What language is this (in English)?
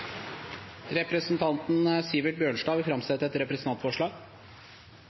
Norwegian Nynorsk